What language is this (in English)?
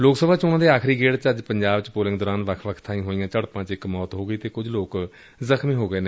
Punjabi